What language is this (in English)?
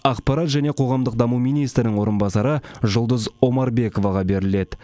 Kazakh